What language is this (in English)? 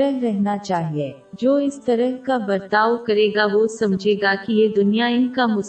Urdu